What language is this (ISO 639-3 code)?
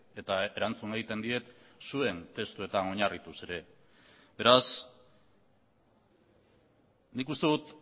eus